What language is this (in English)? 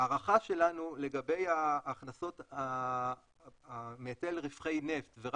Hebrew